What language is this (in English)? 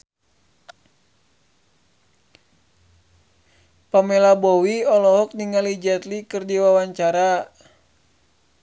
Sundanese